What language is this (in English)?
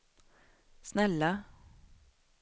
Swedish